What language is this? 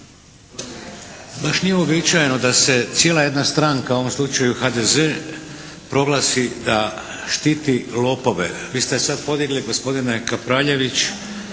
Croatian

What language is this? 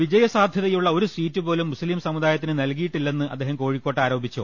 Malayalam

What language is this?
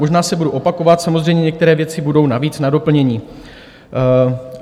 Czech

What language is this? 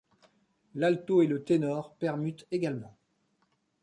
French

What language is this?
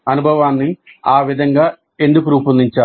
Telugu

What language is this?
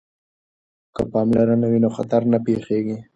Pashto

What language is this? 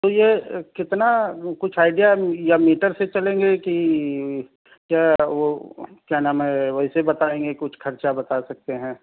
Urdu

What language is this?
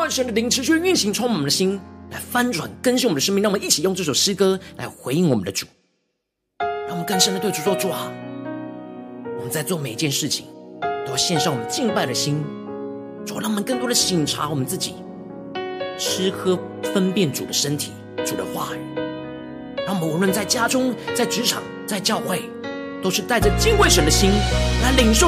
Chinese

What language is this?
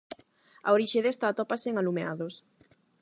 Galician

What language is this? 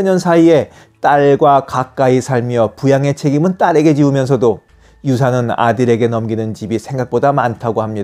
Korean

